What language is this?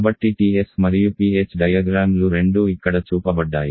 Telugu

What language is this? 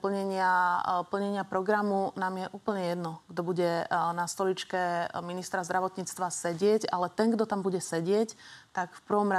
Slovak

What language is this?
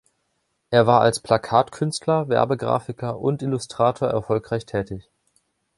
German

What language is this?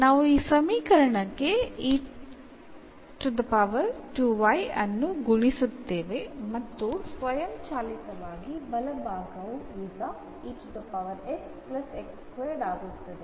Kannada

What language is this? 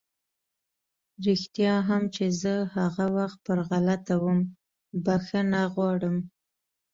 Pashto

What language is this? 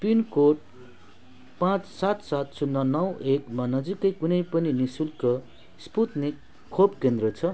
Nepali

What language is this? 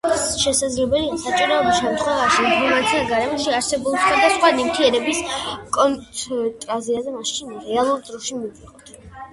Georgian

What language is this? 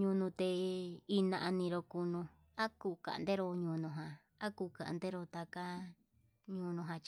Yutanduchi Mixtec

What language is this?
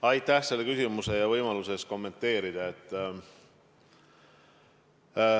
Estonian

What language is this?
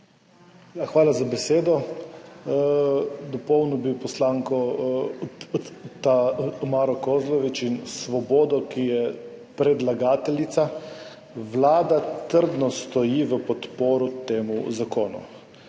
Slovenian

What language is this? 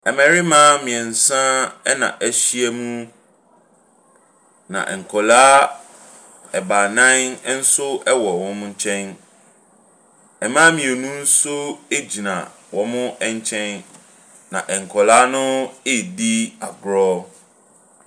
Akan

